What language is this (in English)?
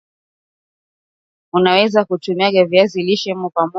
Swahili